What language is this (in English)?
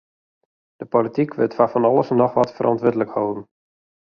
Western Frisian